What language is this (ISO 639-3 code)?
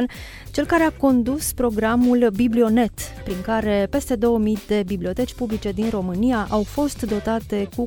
ron